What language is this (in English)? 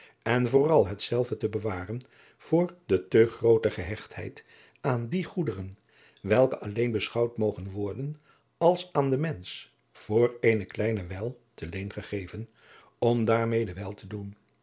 Dutch